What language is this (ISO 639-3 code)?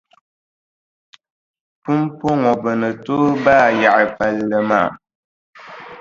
dag